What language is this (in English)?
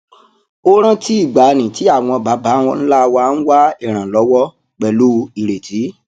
Yoruba